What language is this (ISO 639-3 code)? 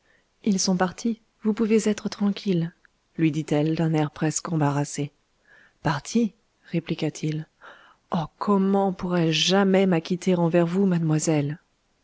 fra